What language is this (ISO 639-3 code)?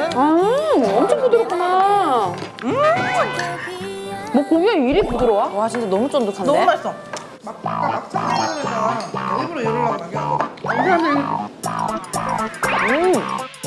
kor